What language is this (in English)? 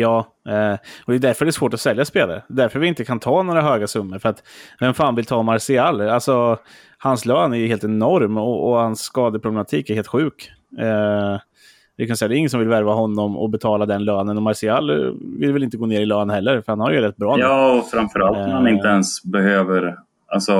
Swedish